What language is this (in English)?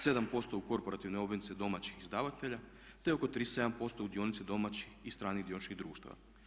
Croatian